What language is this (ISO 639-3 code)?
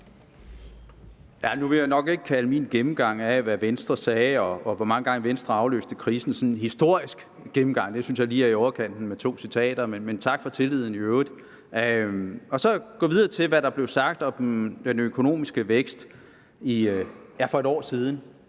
dan